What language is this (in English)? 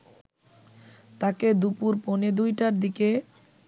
Bangla